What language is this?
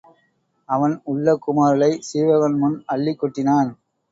Tamil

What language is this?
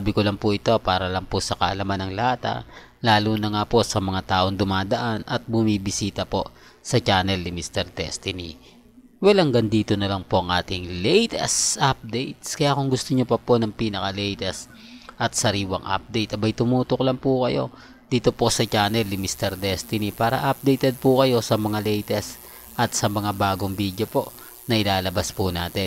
Filipino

